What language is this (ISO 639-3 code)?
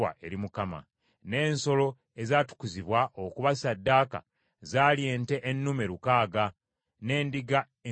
lug